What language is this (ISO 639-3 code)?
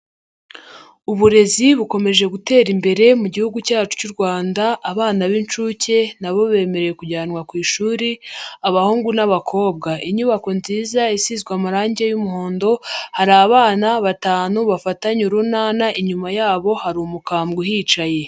kin